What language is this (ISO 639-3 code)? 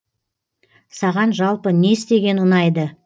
kaz